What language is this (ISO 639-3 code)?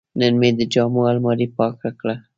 pus